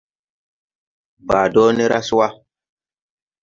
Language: Tupuri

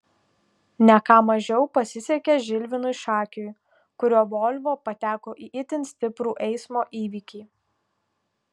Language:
Lithuanian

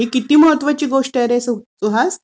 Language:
Marathi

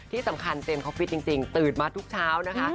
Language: Thai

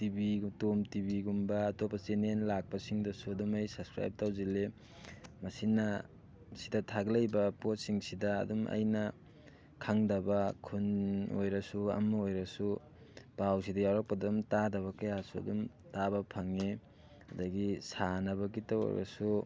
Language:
Manipuri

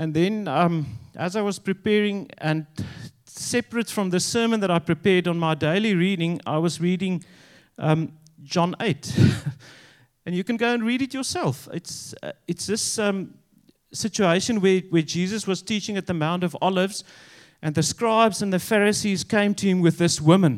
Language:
English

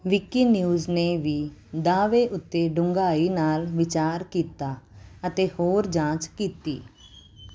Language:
Punjabi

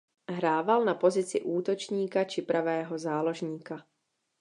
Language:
Czech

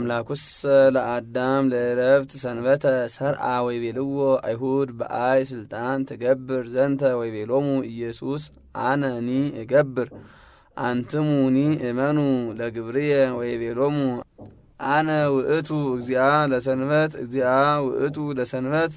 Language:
Arabic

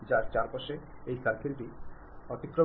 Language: Malayalam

